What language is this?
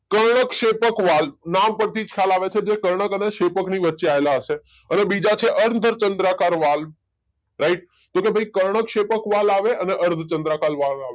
Gujarati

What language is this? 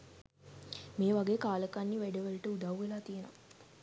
Sinhala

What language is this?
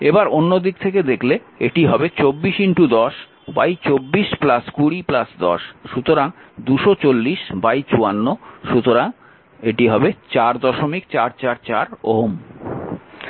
Bangla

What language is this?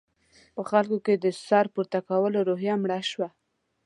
Pashto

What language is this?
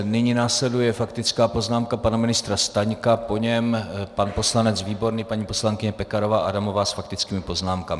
Czech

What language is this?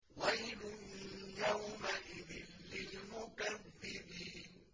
Arabic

